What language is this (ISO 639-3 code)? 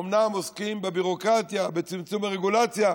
heb